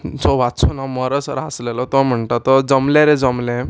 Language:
Konkani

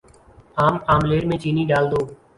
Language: Urdu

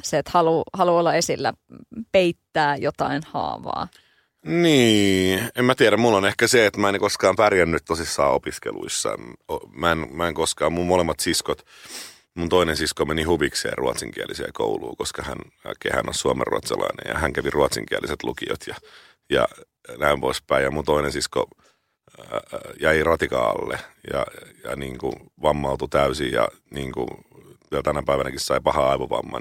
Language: Finnish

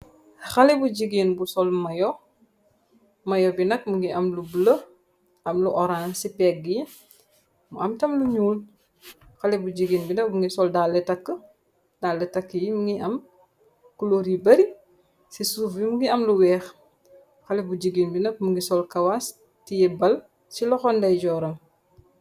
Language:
Wolof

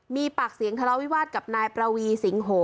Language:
Thai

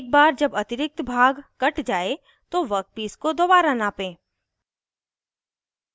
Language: Hindi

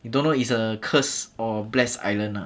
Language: English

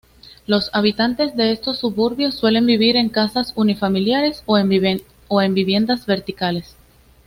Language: Spanish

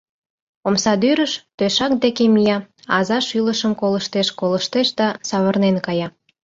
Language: Mari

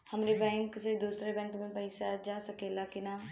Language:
Bhojpuri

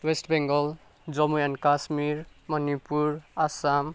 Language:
Nepali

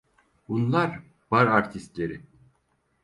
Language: Turkish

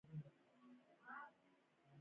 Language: Pashto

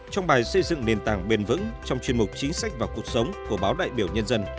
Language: Vietnamese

